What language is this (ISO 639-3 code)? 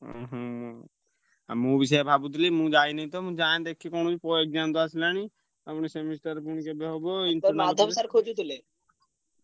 ori